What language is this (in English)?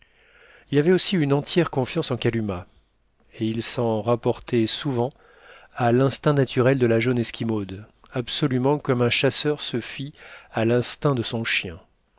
French